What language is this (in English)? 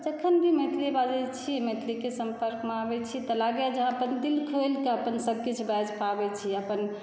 Maithili